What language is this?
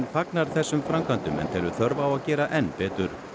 Icelandic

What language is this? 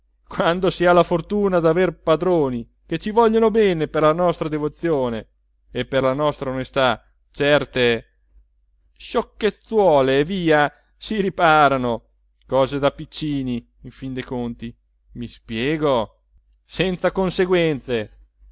Italian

